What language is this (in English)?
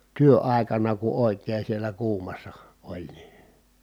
Finnish